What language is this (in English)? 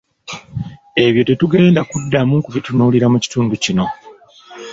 Ganda